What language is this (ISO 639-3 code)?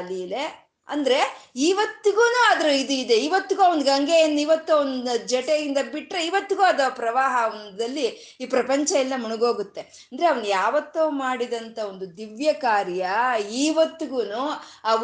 kan